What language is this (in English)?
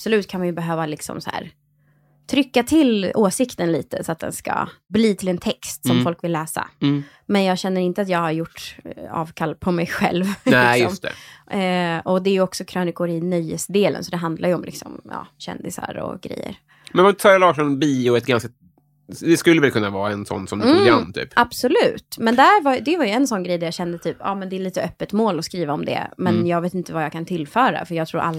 Swedish